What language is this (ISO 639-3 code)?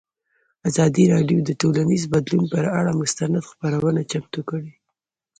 pus